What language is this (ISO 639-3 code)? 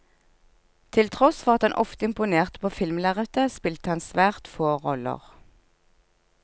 nor